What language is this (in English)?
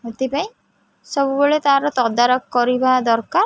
Odia